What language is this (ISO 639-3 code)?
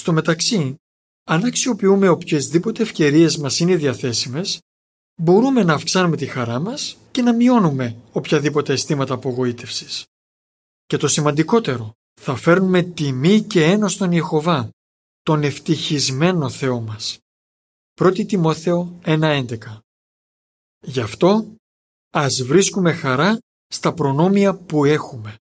ell